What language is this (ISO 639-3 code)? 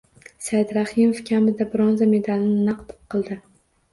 uzb